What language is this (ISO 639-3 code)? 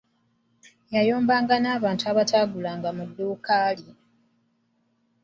lug